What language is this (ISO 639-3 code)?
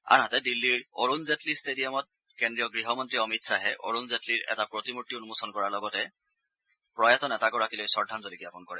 asm